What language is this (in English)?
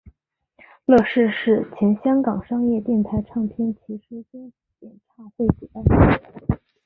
Chinese